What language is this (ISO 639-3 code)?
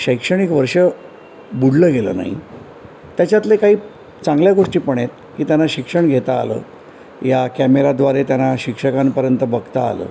mar